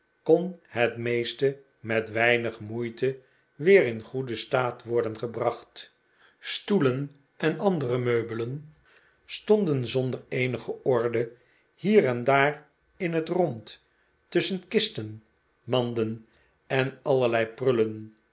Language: Dutch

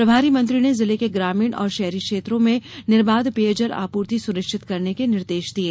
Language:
Hindi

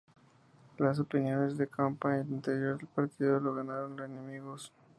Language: Spanish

